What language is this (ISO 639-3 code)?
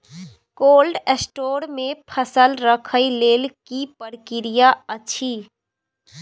mai